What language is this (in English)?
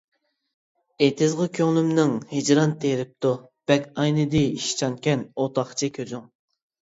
Uyghur